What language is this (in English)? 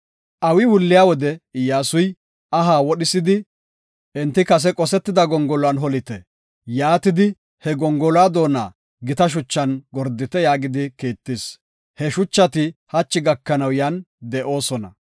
Gofa